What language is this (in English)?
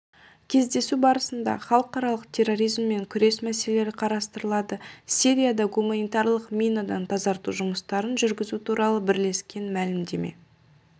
Kazakh